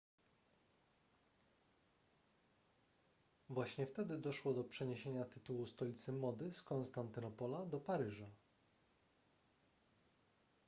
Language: Polish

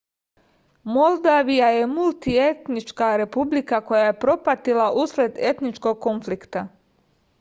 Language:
Serbian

